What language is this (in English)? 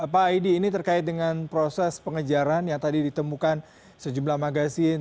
Indonesian